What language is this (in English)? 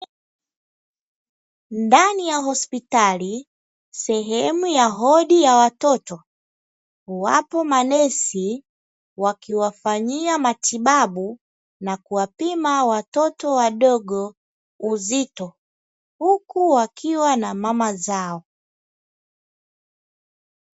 Swahili